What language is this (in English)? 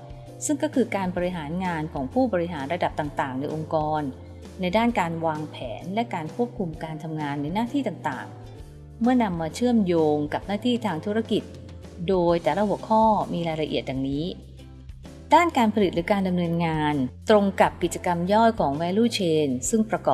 Thai